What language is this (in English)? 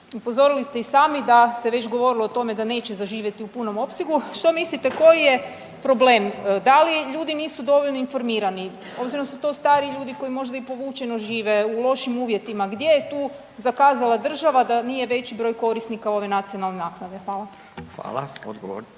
Croatian